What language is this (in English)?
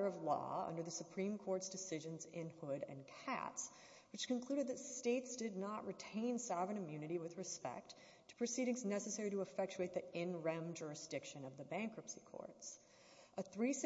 English